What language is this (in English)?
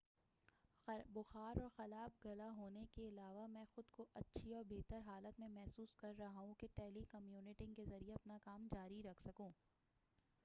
Urdu